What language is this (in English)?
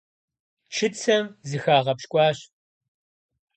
Kabardian